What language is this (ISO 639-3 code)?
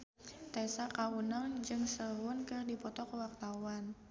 sun